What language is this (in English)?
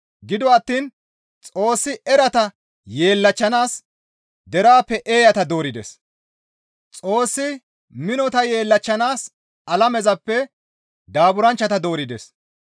Gamo